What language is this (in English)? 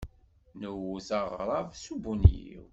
Kabyle